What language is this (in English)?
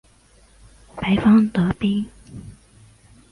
Chinese